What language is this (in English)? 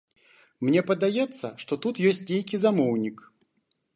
Belarusian